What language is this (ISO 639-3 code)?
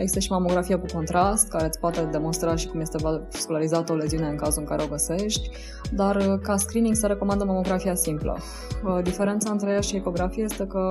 ron